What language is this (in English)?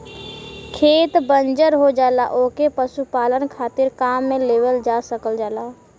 Bhojpuri